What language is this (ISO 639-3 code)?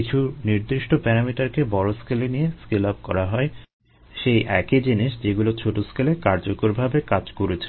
ben